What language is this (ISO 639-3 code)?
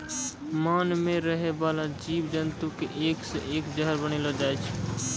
mai